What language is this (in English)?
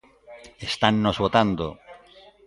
Galician